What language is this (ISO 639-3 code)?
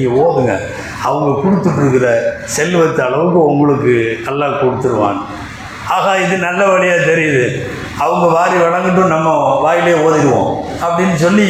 tam